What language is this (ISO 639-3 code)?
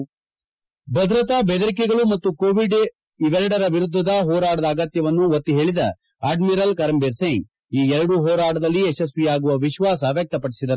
kan